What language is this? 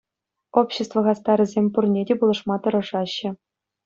Chuvash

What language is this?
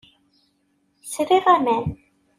Kabyle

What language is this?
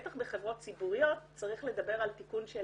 Hebrew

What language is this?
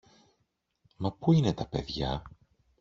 Greek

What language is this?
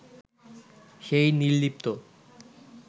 Bangla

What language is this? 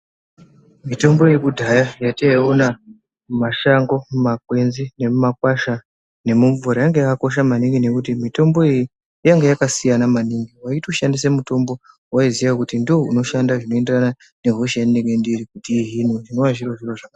Ndau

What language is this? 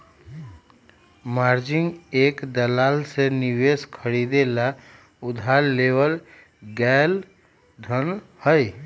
Magahi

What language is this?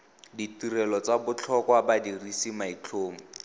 Tswana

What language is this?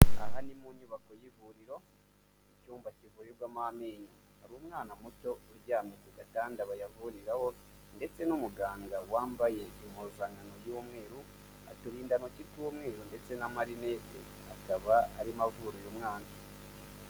Kinyarwanda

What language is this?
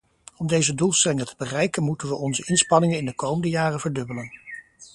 Dutch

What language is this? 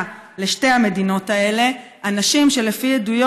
Hebrew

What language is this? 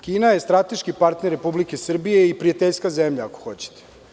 Serbian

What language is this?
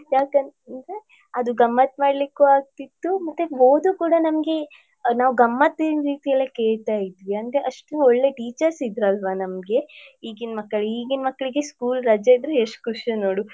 Kannada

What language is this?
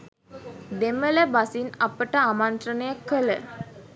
Sinhala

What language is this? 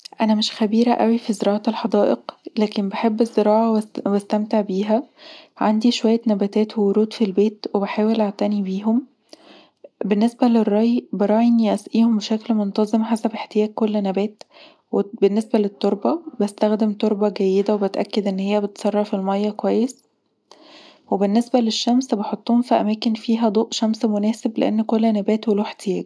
Egyptian Arabic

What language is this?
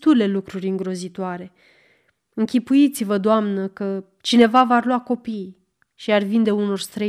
Romanian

